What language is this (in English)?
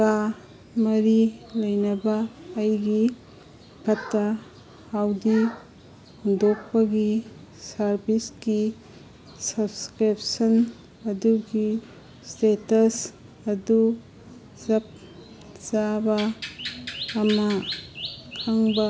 Manipuri